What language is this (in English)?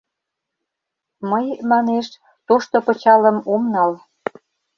Mari